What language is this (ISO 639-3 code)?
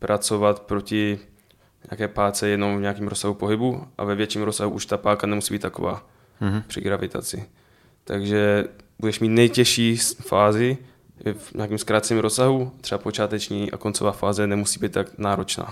ces